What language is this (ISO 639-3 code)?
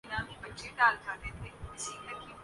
urd